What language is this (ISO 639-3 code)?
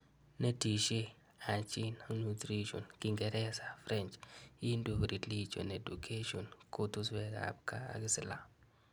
kln